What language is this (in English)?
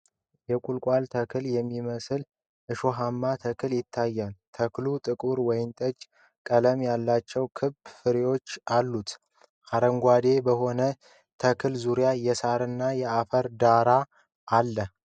Amharic